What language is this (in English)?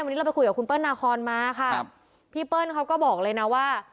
Thai